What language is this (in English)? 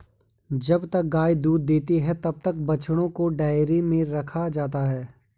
Hindi